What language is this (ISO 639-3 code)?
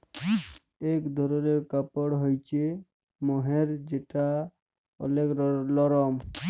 ben